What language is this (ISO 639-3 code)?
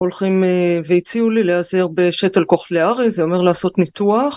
heb